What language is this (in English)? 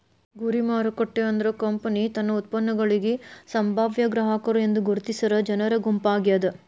Kannada